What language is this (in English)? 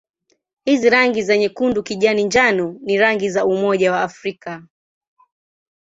Swahili